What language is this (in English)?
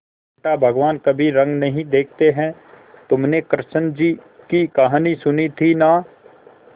Hindi